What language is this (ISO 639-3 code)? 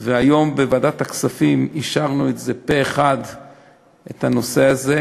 heb